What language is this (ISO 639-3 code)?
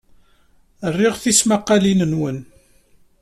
kab